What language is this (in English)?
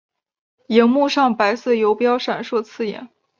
Chinese